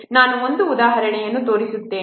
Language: Kannada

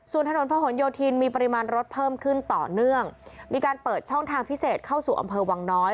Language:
Thai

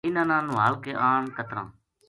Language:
Gujari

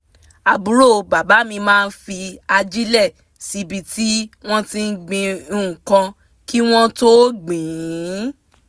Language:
Yoruba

